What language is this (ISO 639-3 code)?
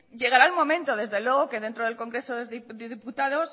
spa